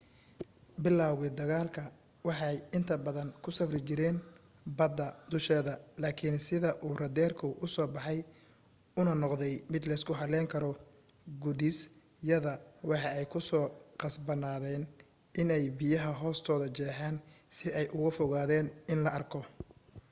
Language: Somali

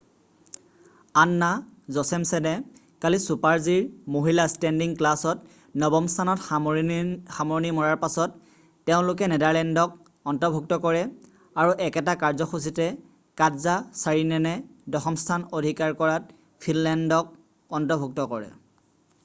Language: Assamese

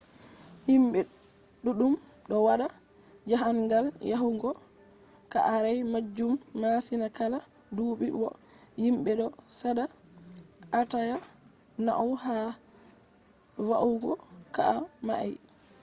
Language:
Fula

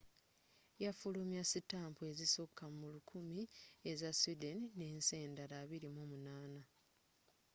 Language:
Ganda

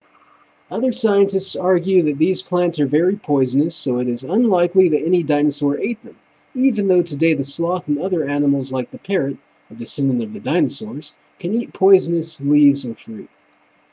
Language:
English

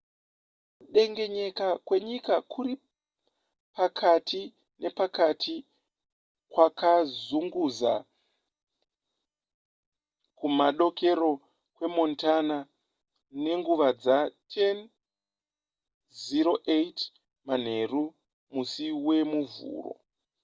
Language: Shona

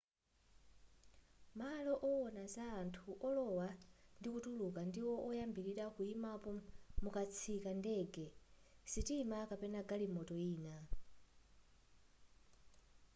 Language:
Nyanja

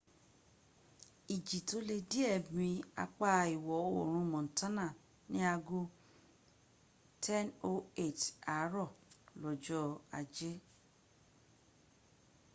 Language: Yoruba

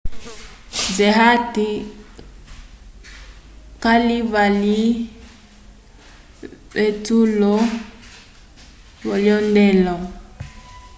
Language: Umbundu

